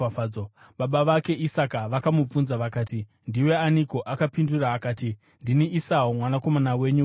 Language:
Shona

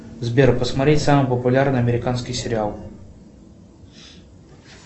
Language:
Russian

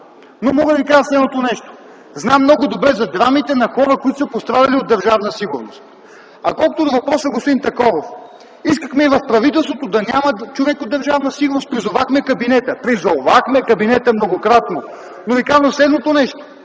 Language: Bulgarian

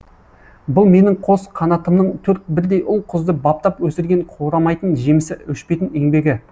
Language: Kazakh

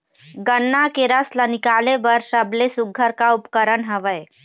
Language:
Chhattisgarhi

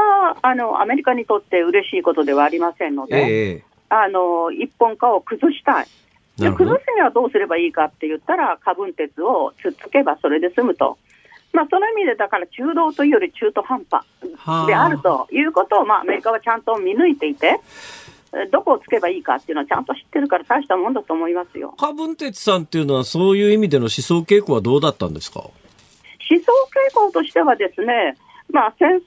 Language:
Japanese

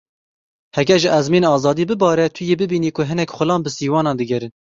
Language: Kurdish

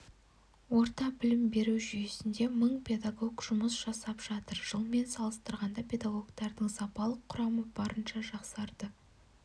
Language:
Kazakh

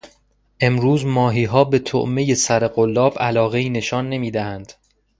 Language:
Persian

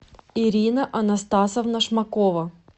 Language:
Russian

